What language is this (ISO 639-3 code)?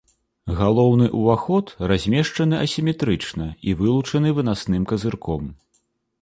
bel